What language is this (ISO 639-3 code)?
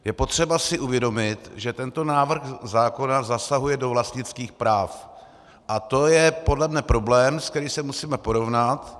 ces